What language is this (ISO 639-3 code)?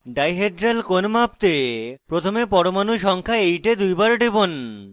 ben